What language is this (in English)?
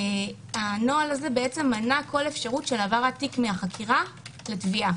Hebrew